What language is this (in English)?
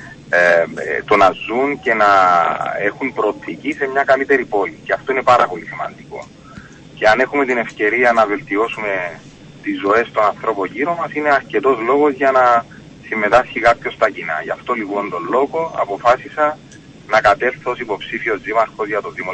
Greek